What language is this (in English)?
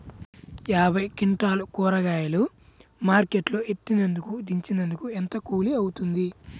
Telugu